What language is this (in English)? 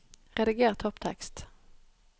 Norwegian